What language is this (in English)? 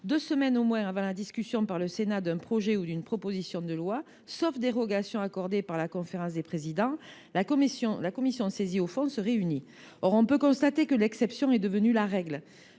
French